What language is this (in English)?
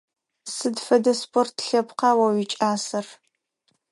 Adyghe